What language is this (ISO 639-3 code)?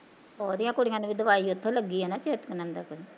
pan